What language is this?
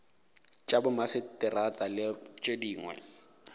Northern Sotho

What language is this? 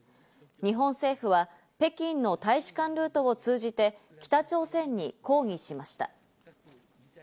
Japanese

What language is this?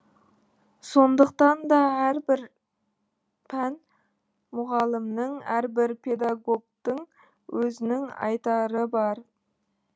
Kazakh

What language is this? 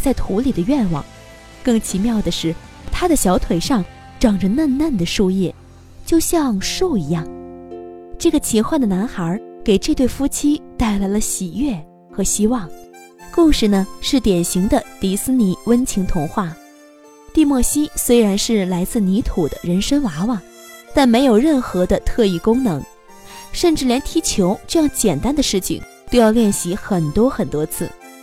Chinese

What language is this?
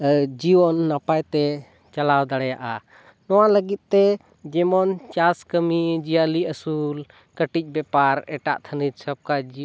Santali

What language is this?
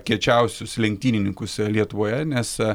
Lithuanian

